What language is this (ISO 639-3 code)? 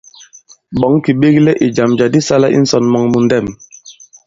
abb